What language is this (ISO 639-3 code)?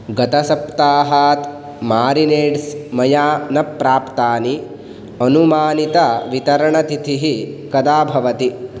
san